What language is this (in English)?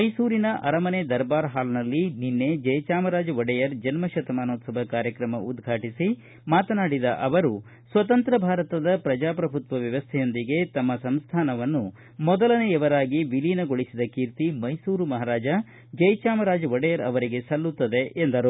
Kannada